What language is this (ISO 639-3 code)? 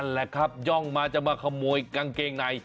tha